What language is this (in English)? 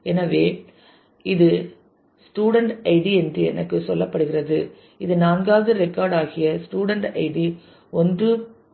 Tamil